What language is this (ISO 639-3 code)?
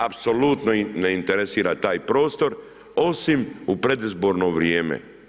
hrv